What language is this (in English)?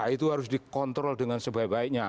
Indonesian